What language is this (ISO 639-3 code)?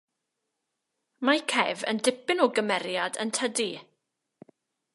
cym